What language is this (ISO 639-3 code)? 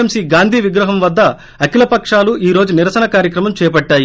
tel